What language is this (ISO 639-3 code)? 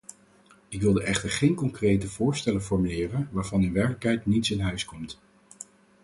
nld